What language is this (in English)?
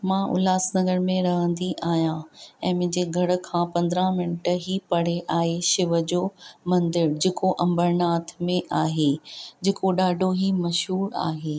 Sindhi